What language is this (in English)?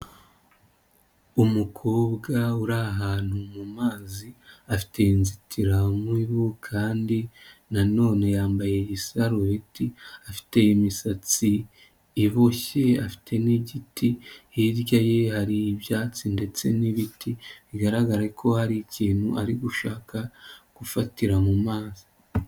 Kinyarwanda